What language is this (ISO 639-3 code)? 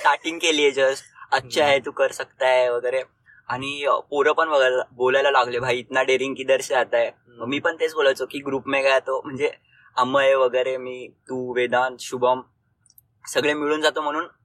mar